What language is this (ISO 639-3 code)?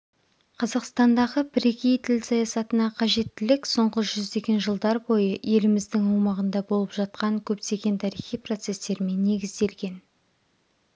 kaz